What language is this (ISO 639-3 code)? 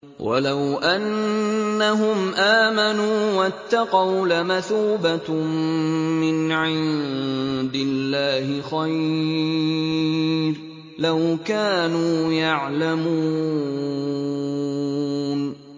ara